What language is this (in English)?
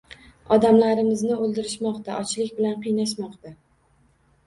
Uzbek